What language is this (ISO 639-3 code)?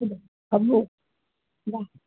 asm